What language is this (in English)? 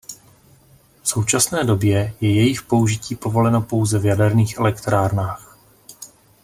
Czech